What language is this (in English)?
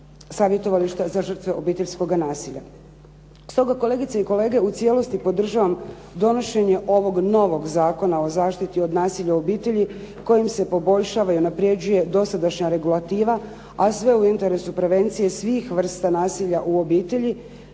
Croatian